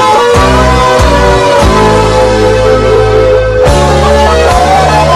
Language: Indonesian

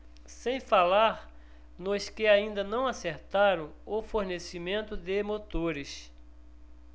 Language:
Portuguese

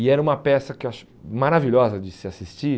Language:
Portuguese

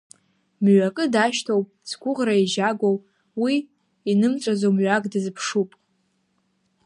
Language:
Abkhazian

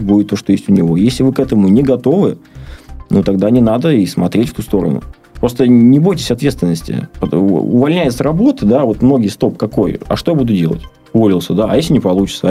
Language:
Russian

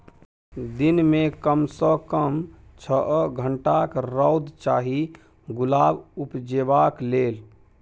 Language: Maithili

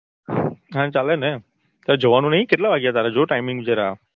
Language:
Gujarati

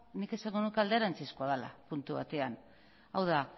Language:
Basque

